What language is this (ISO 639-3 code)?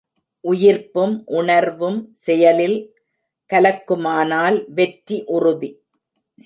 tam